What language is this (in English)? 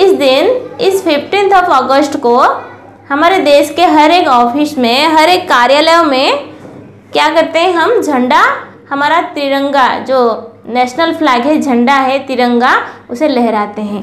Hindi